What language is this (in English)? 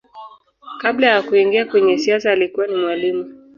Swahili